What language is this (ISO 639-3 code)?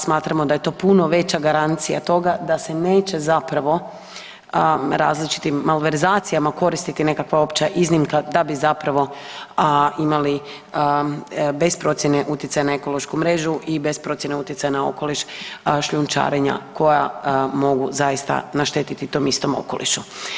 hrv